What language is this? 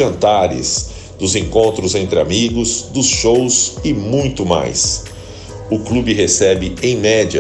Portuguese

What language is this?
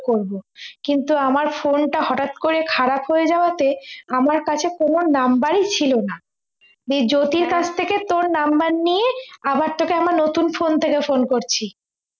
Bangla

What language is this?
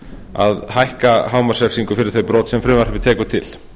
Icelandic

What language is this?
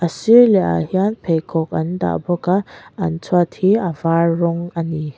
Mizo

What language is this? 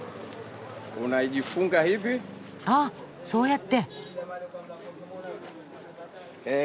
Japanese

